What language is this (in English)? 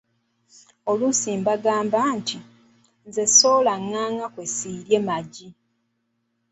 Ganda